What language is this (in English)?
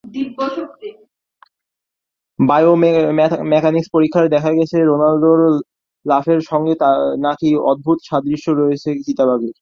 Bangla